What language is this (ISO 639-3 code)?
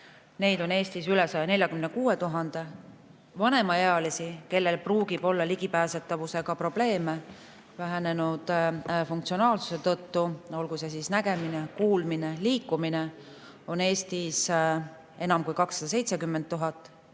est